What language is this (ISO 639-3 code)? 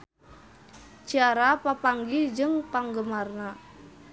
sun